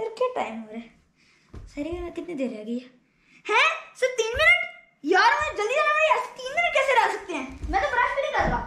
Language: Italian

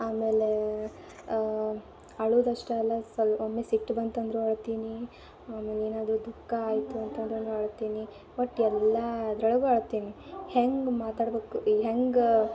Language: Kannada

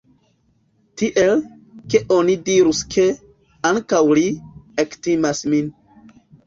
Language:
Esperanto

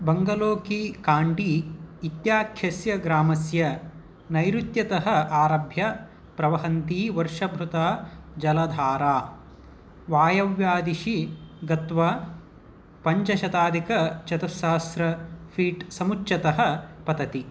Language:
Sanskrit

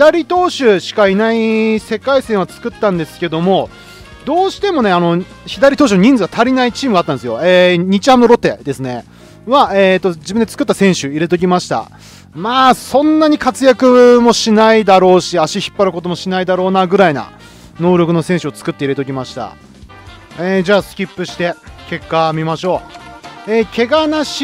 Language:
Japanese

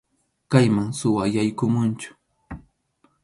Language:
Arequipa-La Unión Quechua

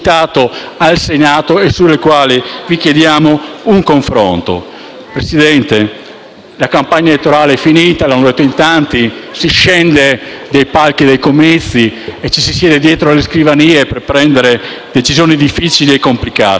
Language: Italian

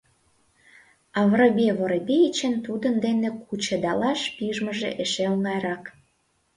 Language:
Mari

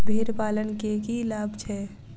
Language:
Maithili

